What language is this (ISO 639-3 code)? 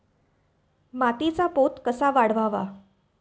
mar